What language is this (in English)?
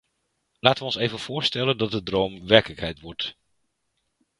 Dutch